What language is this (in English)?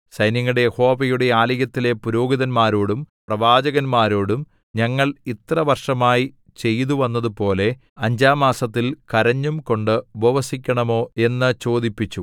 Malayalam